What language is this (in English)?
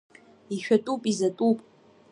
Abkhazian